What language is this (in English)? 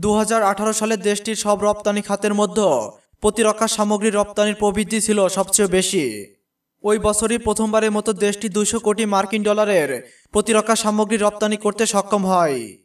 Romanian